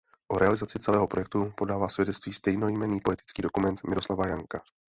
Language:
Czech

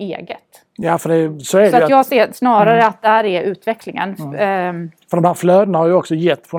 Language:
Swedish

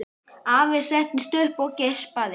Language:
Icelandic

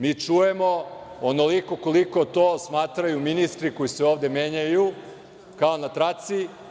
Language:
Serbian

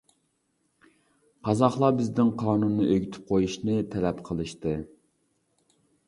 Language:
Uyghur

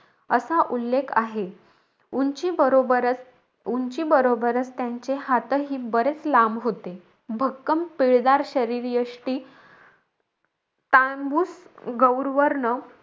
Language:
Marathi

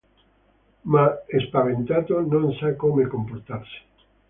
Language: Italian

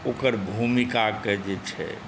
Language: Maithili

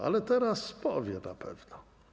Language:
Polish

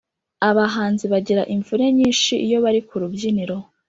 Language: Kinyarwanda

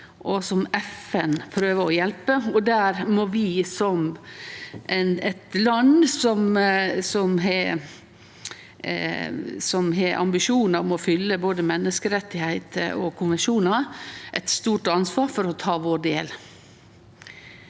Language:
Norwegian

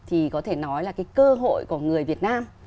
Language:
Vietnamese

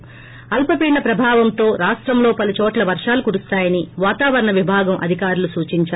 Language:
Telugu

